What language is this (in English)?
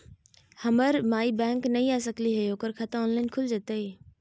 Magahi